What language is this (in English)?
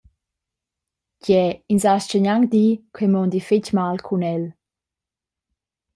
Romansh